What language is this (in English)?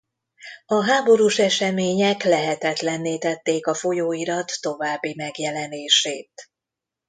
Hungarian